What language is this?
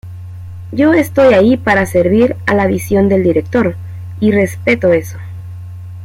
Spanish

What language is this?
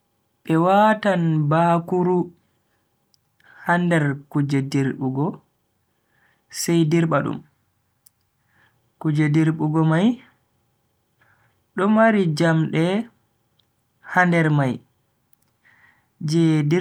Bagirmi Fulfulde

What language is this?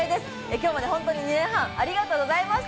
Japanese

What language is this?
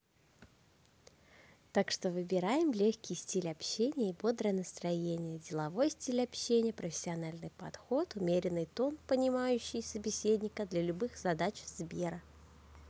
Russian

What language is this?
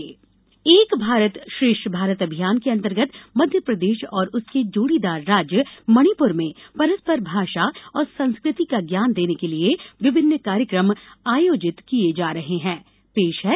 Hindi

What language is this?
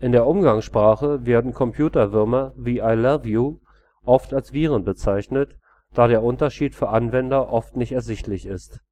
German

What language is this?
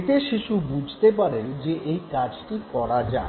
Bangla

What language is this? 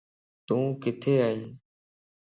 Lasi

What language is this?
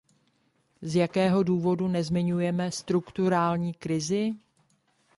Czech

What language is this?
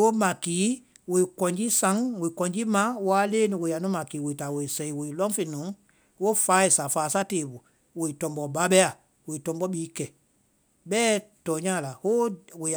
Vai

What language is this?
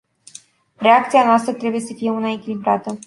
Romanian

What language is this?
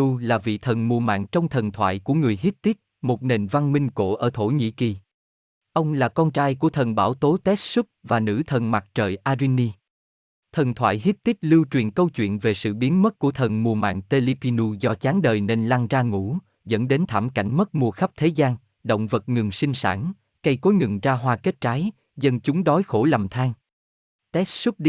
Vietnamese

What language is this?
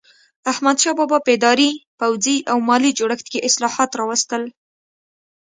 Pashto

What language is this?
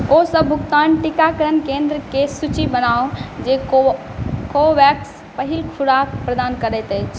Maithili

